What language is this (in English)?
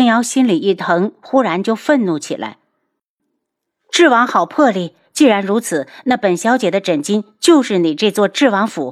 Chinese